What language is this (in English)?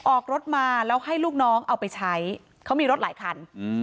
Thai